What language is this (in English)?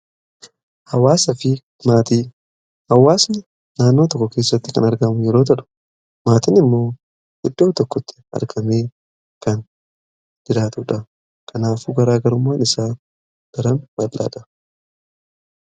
Oromo